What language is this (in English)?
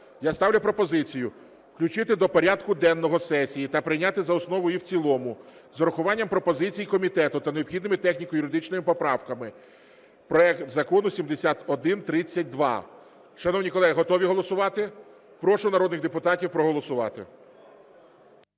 Ukrainian